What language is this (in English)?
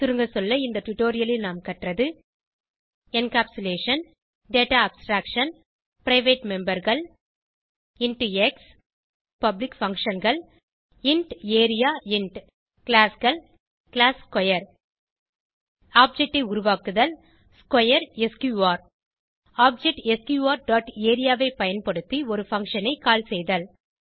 Tamil